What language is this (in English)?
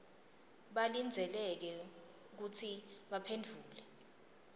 Swati